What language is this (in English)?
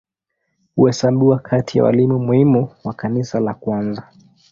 Swahili